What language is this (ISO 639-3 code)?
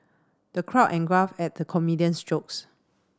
eng